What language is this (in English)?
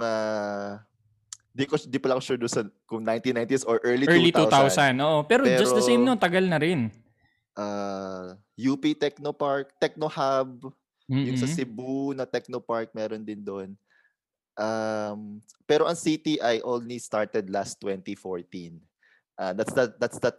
Filipino